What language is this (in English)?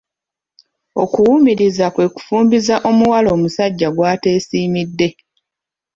Ganda